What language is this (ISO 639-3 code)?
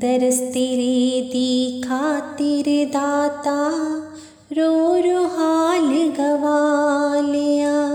hin